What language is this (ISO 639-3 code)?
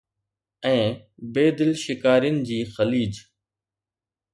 snd